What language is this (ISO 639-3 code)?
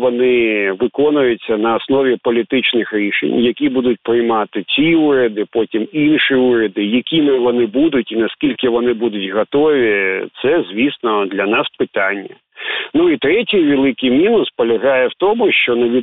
ukr